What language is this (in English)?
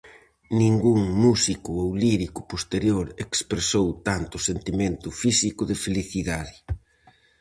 Galician